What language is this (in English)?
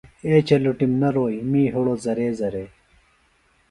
Phalura